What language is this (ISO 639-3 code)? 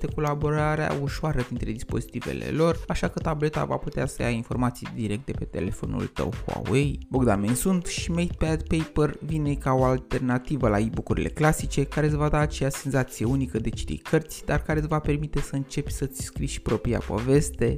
ron